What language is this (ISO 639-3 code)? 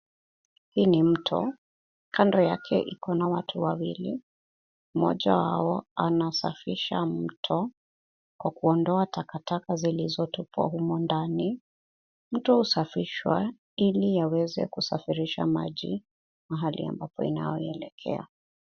swa